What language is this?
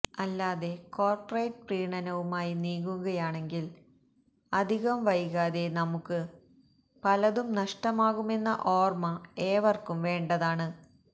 Malayalam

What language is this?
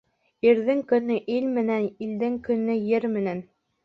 Bashkir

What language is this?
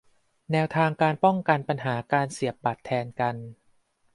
Thai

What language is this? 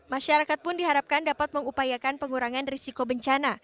Indonesian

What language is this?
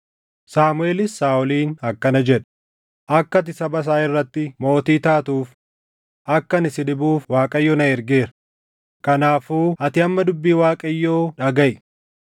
Oromo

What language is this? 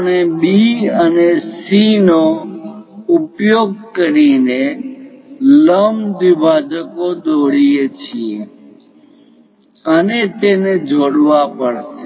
Gujarati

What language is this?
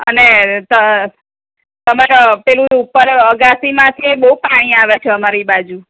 Gujarati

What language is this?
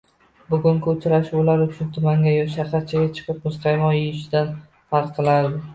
Uzbek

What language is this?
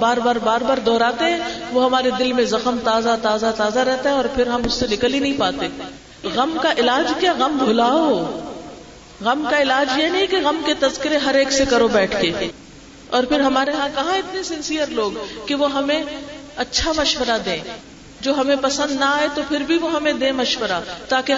Urdu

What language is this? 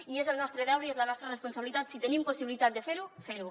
Catalan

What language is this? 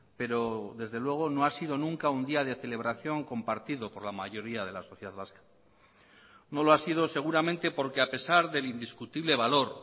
Spanish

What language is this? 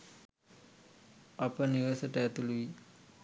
Sinhala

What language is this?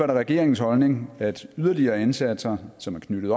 Danish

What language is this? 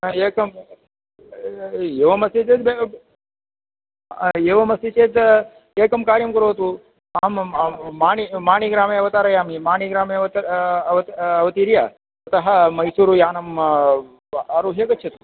Sanskrit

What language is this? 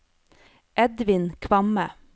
Norwegian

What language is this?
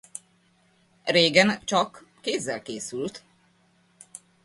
Hungarian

